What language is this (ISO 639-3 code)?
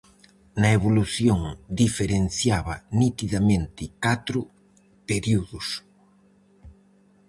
glg